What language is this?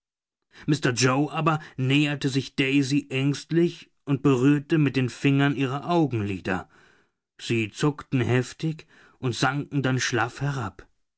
German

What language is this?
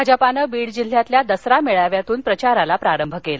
Marathi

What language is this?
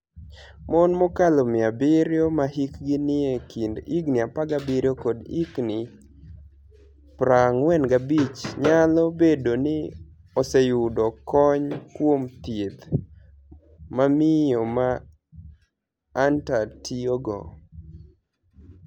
Luo (Kenya and Tanzania)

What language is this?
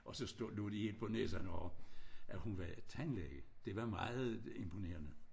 Danish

